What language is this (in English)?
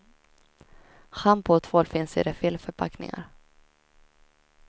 Swedish